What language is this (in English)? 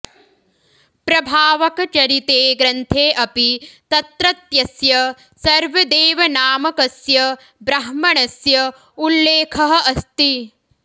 Sanskrit